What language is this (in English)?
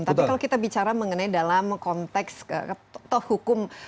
Indonesian